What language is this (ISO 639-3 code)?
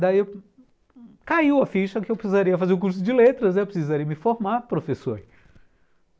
por